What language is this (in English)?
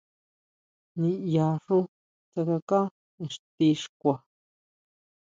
Huautla Mazatec